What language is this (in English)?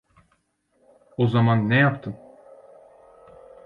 Turkish